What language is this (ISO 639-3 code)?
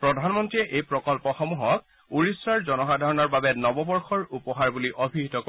asm